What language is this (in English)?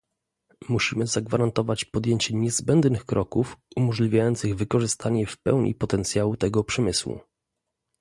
Polish